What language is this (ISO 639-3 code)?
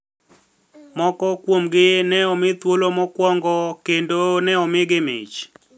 luo